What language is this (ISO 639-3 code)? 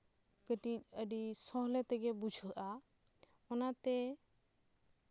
sat